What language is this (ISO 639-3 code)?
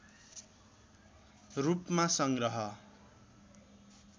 nep